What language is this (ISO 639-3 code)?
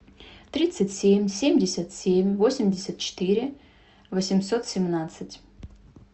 rus